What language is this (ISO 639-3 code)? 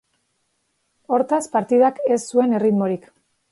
eus